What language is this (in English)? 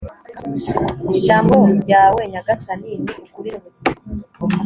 Kinyarwanda